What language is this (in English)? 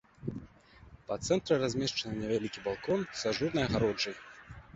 Belarusian